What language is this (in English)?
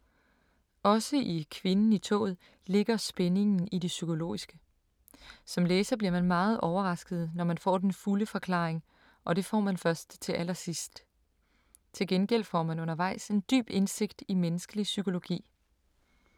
Danish